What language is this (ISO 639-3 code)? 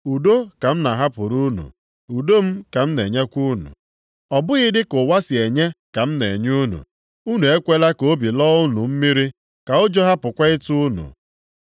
ibo